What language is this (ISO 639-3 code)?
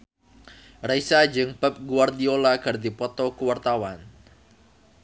sun